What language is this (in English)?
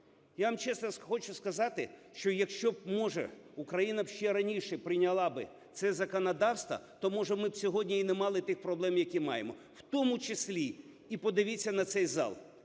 Ukrainian